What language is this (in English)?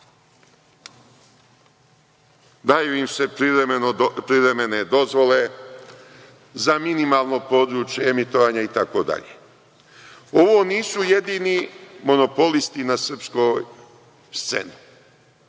Serbian